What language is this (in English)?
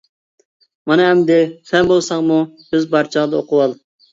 Uyghur